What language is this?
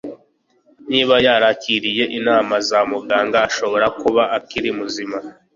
Kinyarwanda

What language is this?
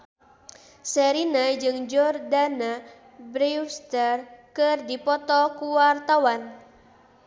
Sundanese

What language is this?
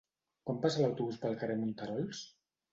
Catalan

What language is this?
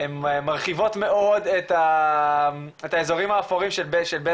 Hebrew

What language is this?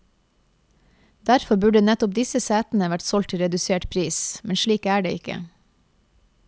Norwegian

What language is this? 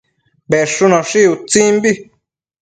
Matsés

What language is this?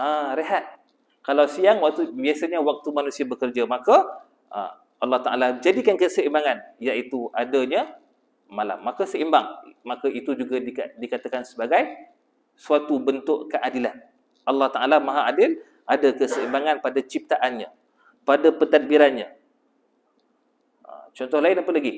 Malay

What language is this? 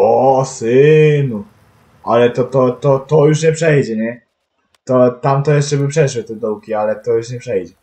Polish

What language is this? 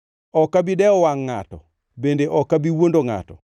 Luo (Kenya and Tanzania)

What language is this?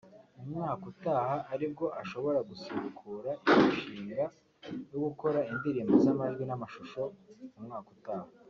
Kinyarwanda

